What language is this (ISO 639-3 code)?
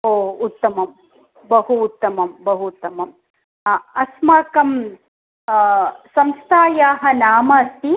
san